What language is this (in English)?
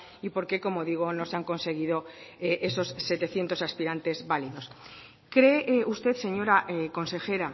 Spanish